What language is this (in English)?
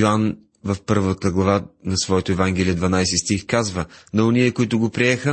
Bulgarian